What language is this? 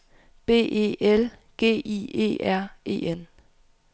Danish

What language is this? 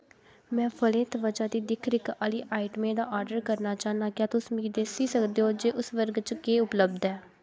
Dogri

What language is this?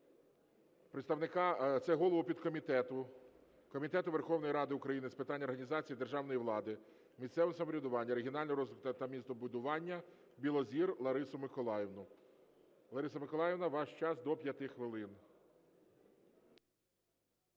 Ukrainian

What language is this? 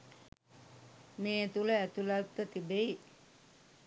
Sinhala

